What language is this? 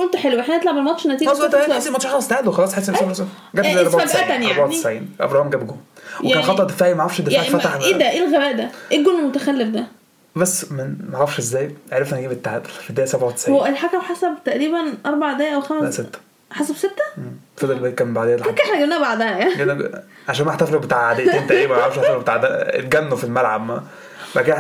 Arabic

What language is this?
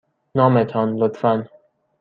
Persian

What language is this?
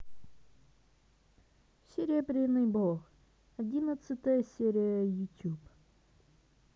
Russian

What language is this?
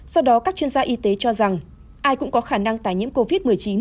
Vietnamese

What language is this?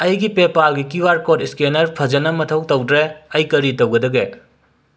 Manipuri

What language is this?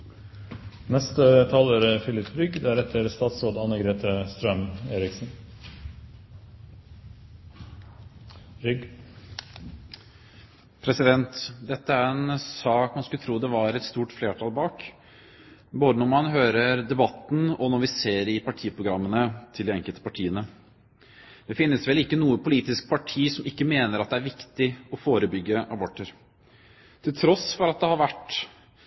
Norwegian Bokmål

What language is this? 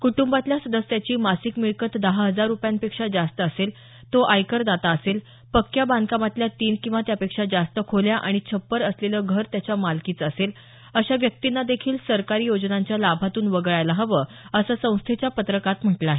Marathi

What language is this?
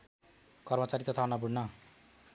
Nepali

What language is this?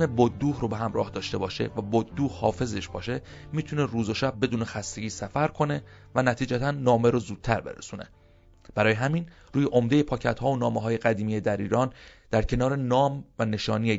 Persian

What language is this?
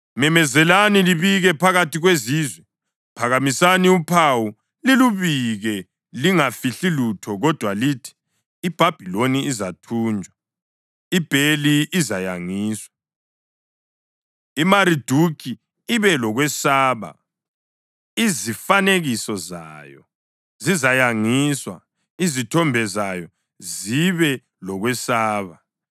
North Ndebele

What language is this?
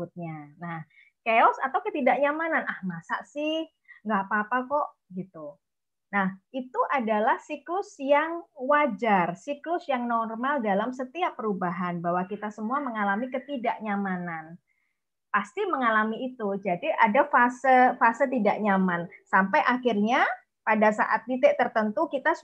Indonesian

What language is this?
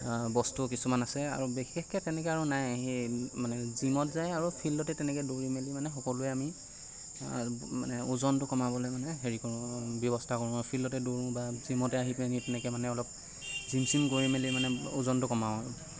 Assamese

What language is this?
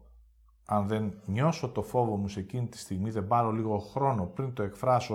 Greek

